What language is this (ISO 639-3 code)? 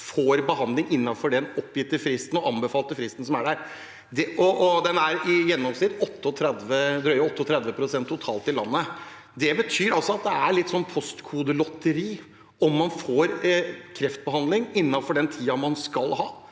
nor